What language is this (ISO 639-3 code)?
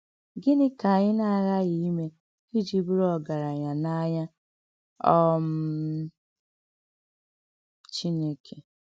ibo